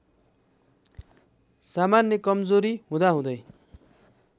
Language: Nepali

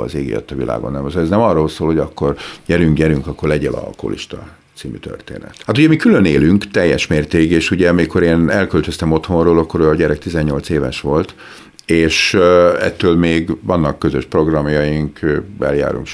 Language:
Hungarian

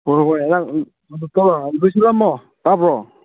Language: Manipuri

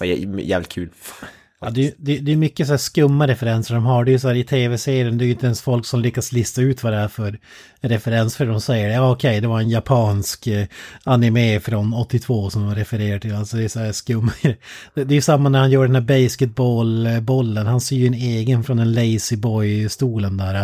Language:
Swedish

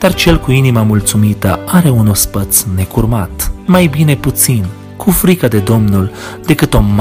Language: Romanian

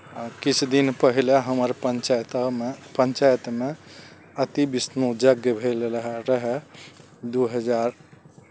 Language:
Maithili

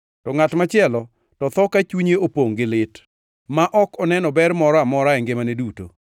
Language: Luo (Kenya and Tanzania)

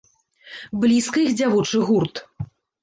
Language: Belarusian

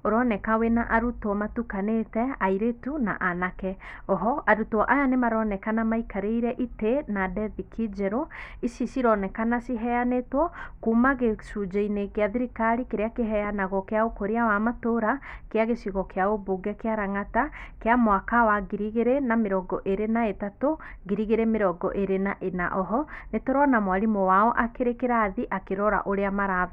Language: Kikuyu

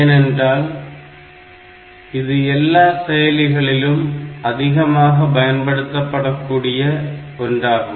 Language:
Tamil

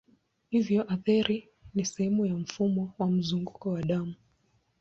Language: Swahili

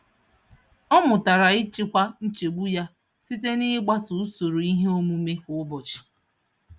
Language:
Igbo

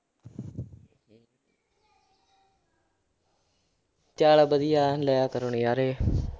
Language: Punjabi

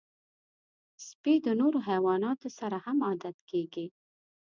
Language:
Pashto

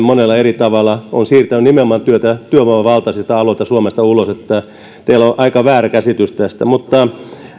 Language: Finnish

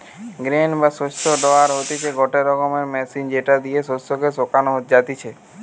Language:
Bangla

